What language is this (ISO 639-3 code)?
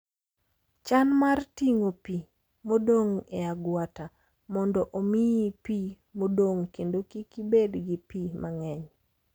luo